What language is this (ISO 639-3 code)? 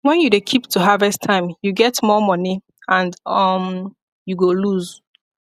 pcm